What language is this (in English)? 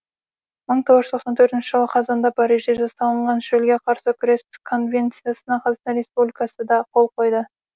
Kazakh